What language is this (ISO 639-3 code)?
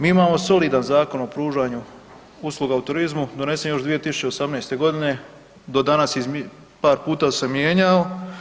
hrv